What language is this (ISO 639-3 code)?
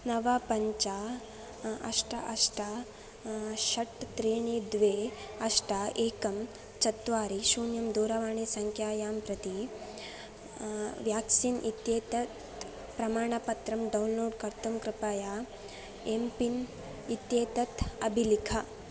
san